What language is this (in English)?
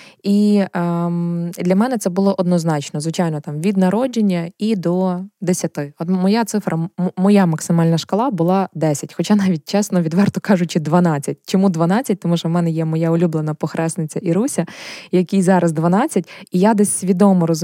Ukrainian